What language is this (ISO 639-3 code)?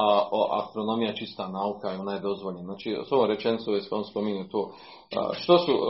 hrv